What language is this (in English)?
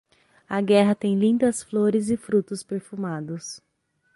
Portuguese